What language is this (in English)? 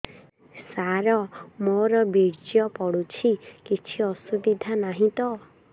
Odia